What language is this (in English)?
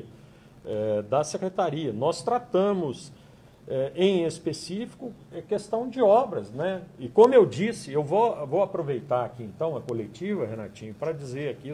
Portuguese